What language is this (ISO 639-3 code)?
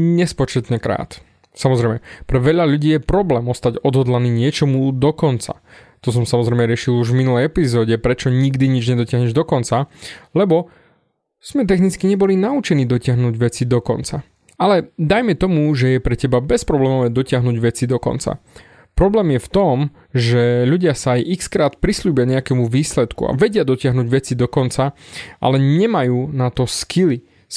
slk